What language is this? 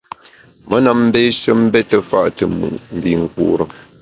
Bamun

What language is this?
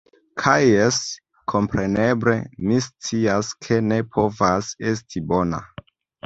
Esperanto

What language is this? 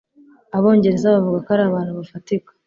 Kinyarwanda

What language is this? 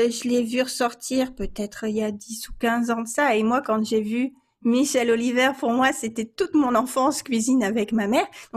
French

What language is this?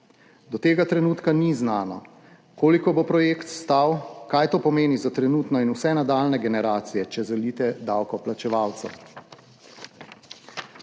Slovenian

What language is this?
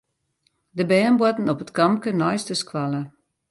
Western Frisian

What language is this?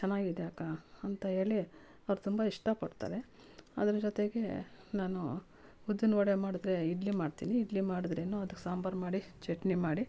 Kannada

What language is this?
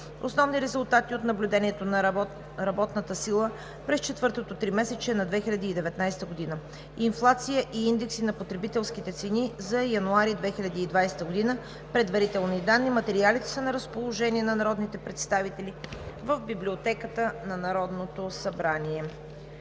Bulgarian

